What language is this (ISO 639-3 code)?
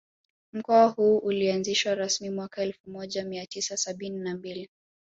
swa